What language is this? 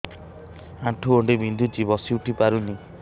Odia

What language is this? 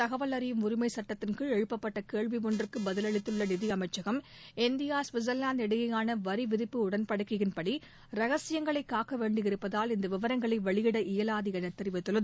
Tamil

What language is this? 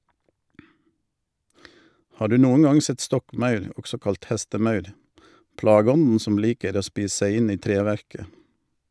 Norwegian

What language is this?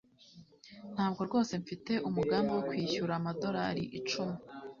Kinyarwanda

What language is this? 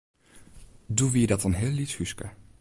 Western Frisian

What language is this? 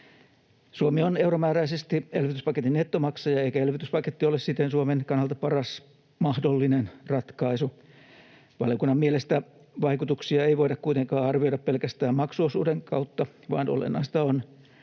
Finnish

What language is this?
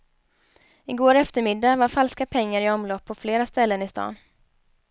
Swedish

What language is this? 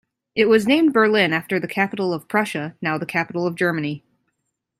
English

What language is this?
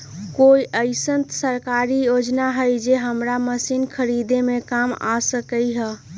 Magahi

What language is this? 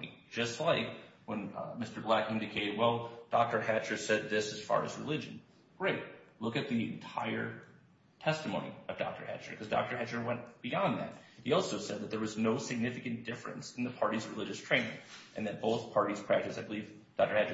English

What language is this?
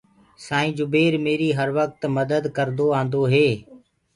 Gurgula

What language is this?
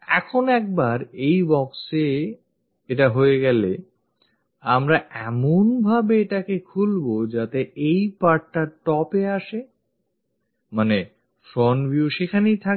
Bangla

